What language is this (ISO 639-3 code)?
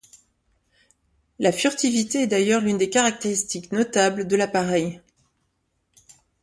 fra